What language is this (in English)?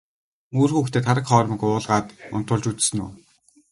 Mongolian